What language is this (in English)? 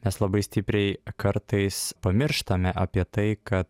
Lithuanian